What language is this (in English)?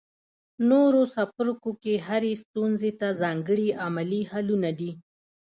Pashto